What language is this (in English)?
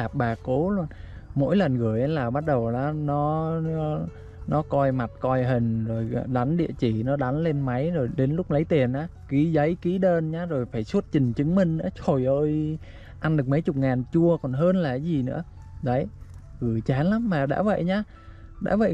Vietnamese